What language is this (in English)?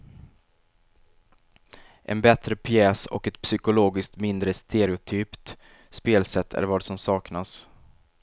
Swedish